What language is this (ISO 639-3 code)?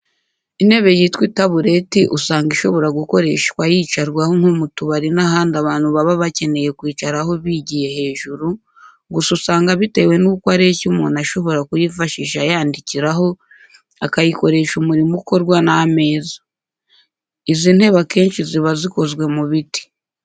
kin